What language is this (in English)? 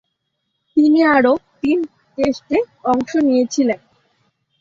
Bangla